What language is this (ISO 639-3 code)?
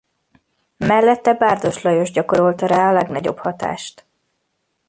hun